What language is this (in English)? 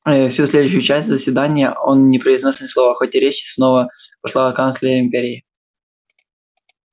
Russian